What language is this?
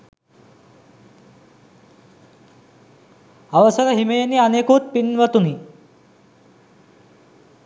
Sinhala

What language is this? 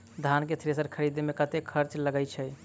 Maithili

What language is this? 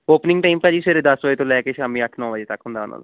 Punjabi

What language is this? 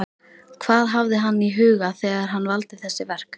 Icelandic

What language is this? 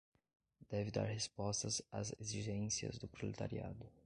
Portuguese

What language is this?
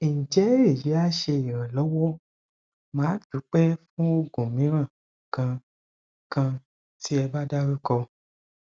Yoruba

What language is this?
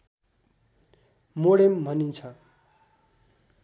Nepali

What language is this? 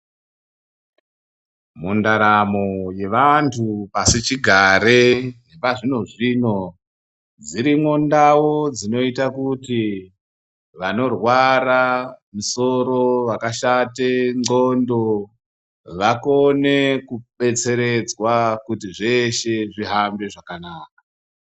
Ndau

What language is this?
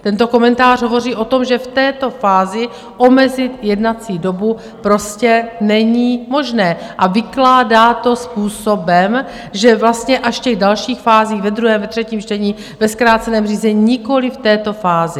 Czech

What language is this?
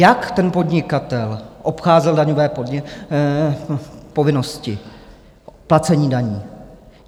Czech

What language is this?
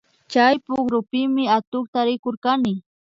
Imbabura Highland Quichua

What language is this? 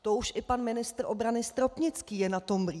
Czech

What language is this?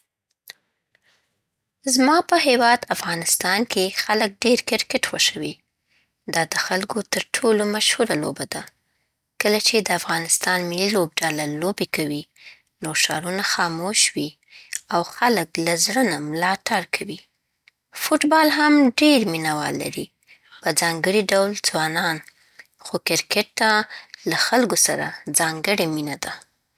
Southern Pashto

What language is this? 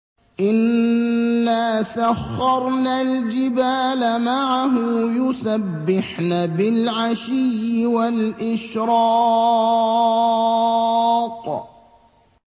Arabic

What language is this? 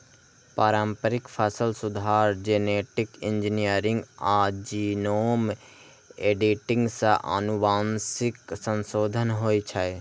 Maithili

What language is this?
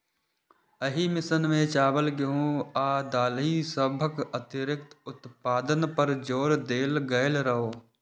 Maithili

